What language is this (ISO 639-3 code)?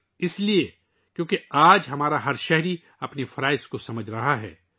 urd